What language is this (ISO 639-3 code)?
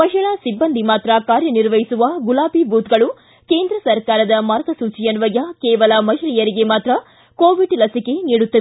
kan